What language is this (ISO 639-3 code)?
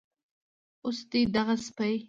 pus